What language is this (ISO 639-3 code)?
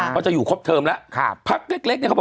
tha